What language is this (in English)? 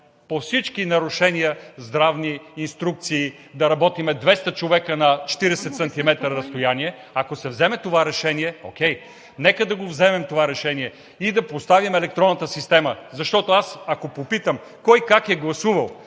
Bulgarian